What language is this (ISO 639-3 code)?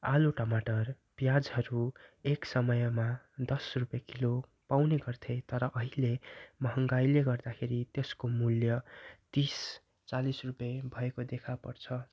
nep